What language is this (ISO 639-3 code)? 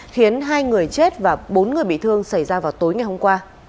vie